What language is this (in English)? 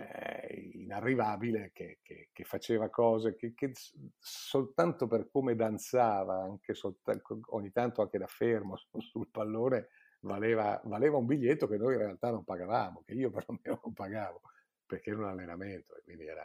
Italian